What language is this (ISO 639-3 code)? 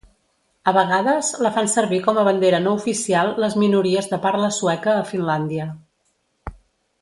cat